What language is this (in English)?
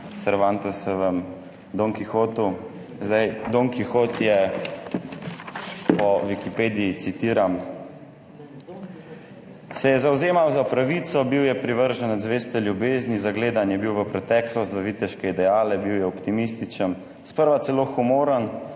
Slovenian